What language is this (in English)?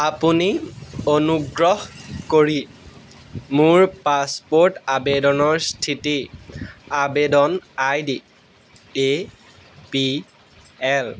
Assamese